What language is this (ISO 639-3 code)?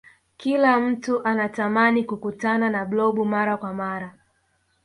swa